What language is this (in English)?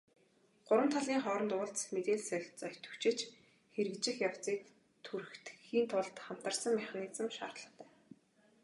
Mongolian